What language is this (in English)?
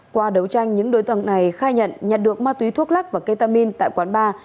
Vietnamese